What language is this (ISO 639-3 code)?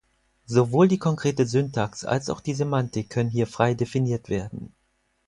deu